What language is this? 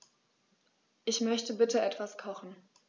German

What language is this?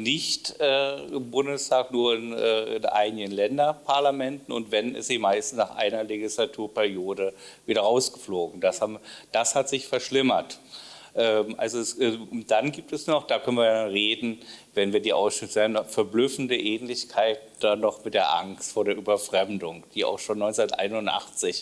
German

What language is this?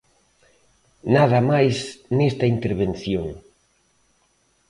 Galician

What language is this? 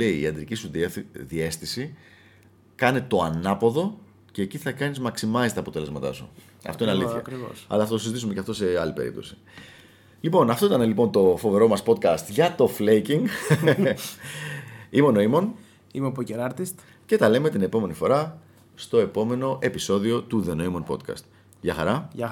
Greek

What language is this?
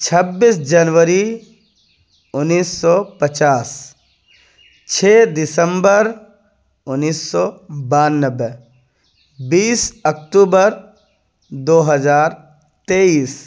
Urdu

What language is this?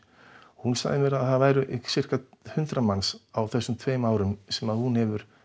Icelandic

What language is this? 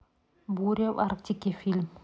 Russian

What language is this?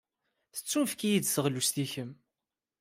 Kabyle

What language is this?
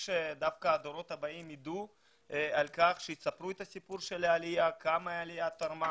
Hebrew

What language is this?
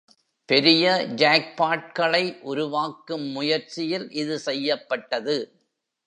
Tamil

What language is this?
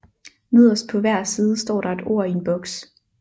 Danish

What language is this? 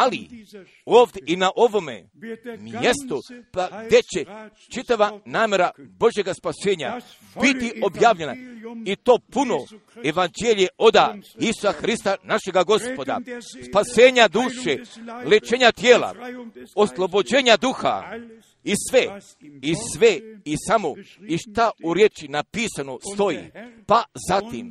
Croatian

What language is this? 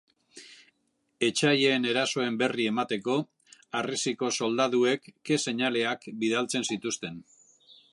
Basque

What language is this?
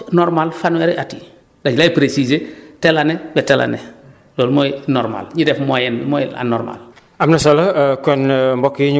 Wolof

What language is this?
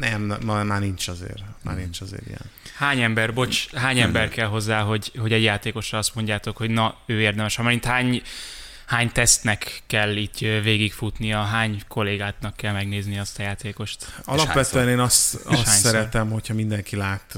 Hungarian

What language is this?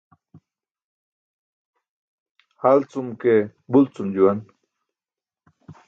Burushaski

